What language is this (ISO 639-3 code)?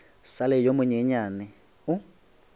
nso